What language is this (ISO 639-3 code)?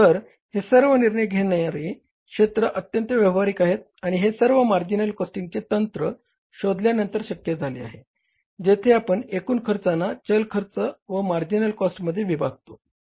mar